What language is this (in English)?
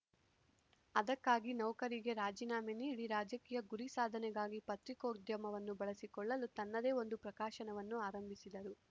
Kannada